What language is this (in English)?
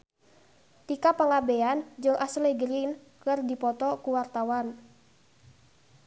Sundanese